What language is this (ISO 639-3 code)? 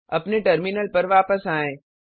hin